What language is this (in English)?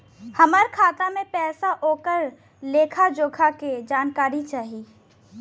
Bhojpuri